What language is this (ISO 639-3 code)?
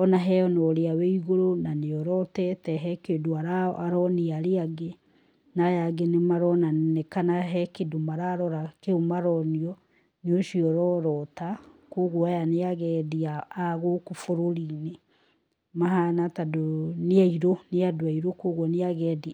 kik